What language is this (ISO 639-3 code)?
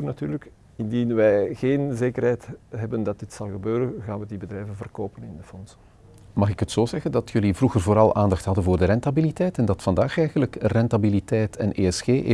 nld